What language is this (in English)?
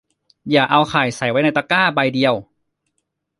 Thai